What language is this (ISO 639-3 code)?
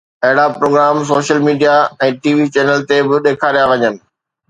snd